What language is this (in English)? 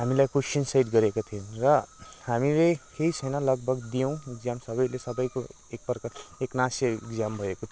Nepali